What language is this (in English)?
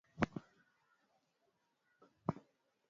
Swahili